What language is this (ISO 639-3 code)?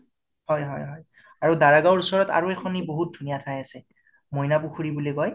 asm